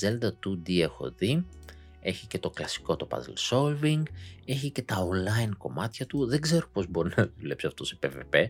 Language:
Greek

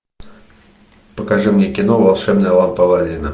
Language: Russian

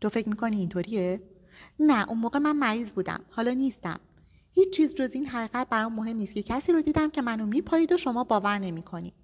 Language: Persian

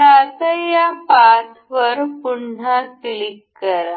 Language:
Marathi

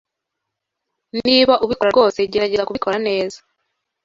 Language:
Kinyarwanda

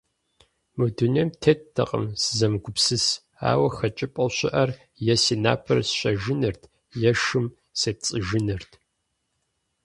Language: Kabardian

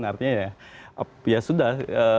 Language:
Indonesian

